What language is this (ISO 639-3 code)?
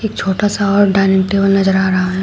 hin